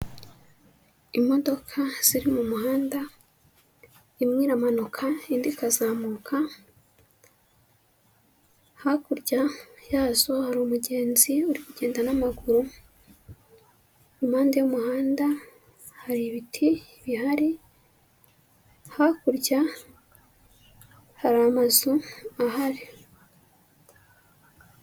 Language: Kinyarwanda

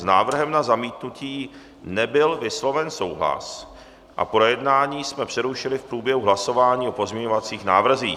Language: Czech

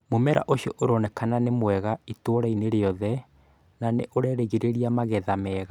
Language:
Kikuyu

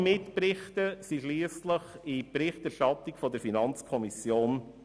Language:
Swiss German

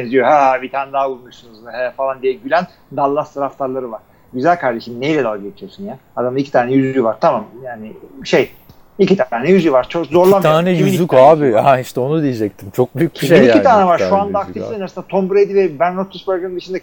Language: Turkish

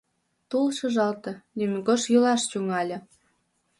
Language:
Mari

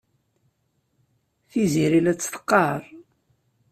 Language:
Kabyle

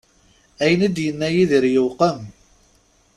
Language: Kabyle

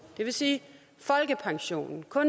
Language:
Danish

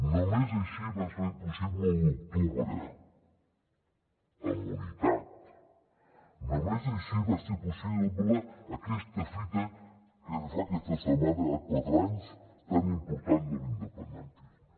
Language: Catalan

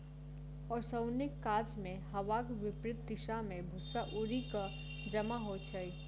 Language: Maithili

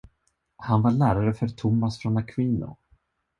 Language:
Swedish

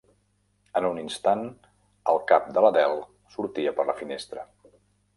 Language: Catalan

